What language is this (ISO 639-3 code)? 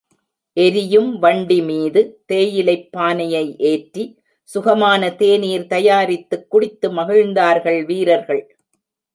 tam